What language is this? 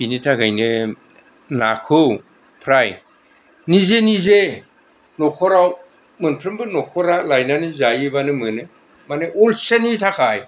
Bodo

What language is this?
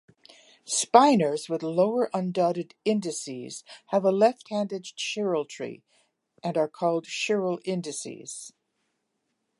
English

